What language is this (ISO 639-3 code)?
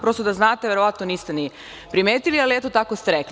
srp